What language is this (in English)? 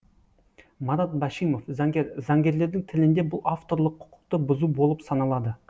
Kazakh